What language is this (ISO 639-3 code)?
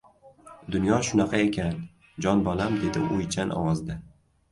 uzb